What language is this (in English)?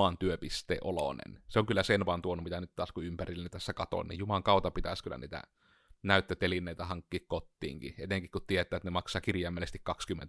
Finnish